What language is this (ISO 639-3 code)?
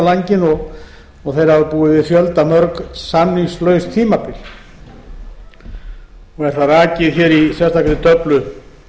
isl